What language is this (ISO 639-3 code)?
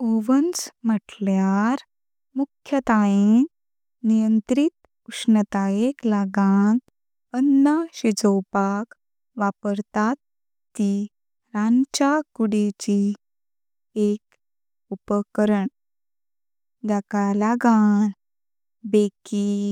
kok